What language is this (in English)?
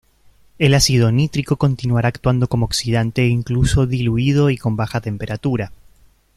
Spanish